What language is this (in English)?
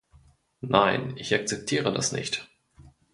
German